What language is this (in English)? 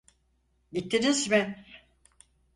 Turkish